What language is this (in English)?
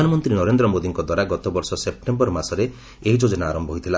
Odia